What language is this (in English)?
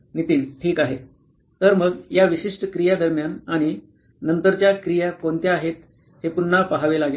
Marathi